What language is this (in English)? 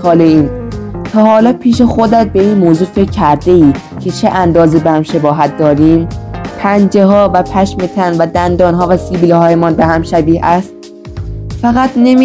Persian